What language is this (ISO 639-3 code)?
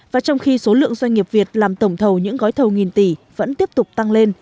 vie